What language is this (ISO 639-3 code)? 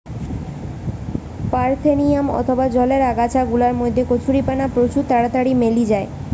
ben